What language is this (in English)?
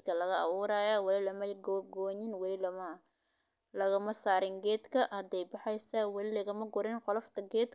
Somali